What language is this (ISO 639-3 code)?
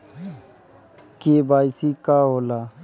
bho